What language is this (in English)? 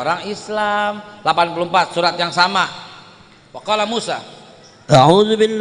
Indonesian